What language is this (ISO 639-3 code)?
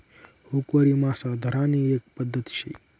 mar